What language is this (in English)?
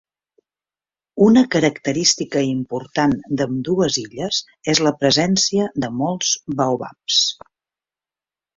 Catalan